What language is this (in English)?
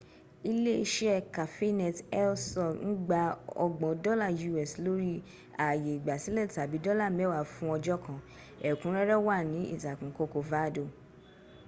Yoruba